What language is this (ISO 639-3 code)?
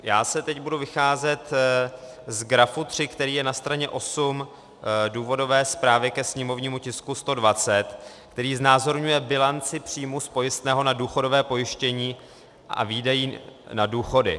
ces